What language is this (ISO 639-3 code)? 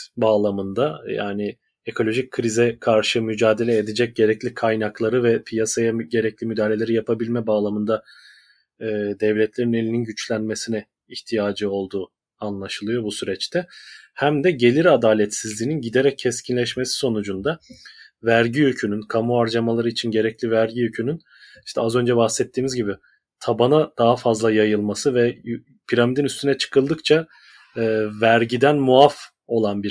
tur